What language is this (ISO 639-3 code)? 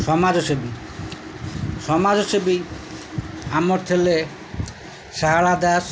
ori